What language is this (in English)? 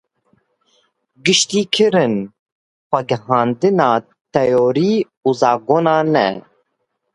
Kurdish